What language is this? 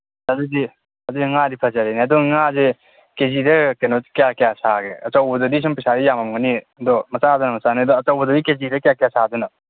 Manipuri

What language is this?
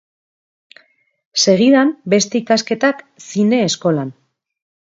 Basque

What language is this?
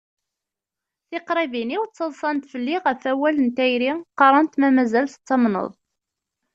Kabyle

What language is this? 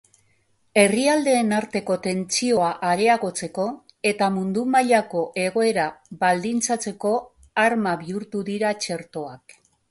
Basque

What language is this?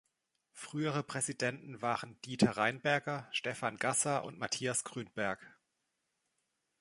German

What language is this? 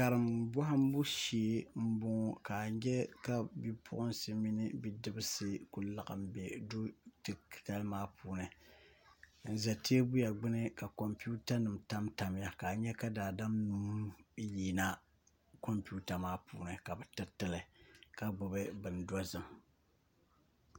Dagbani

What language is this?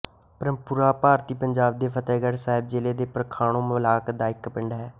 Punjabi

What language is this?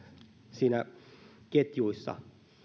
Finnish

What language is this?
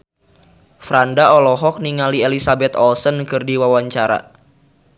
Sundanese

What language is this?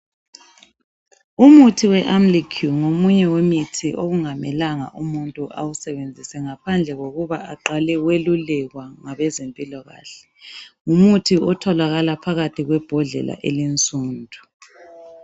North Ndebele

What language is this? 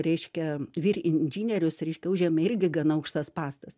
Lithuanian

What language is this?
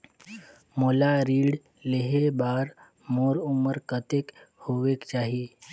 Chhattisgarhi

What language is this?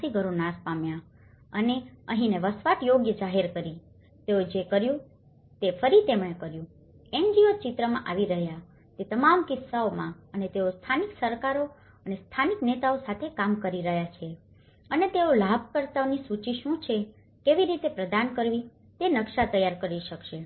Gujarati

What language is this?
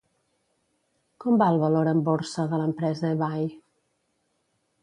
Catalan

